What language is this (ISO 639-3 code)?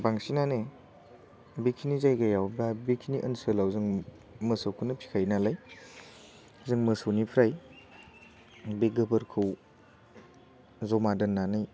brx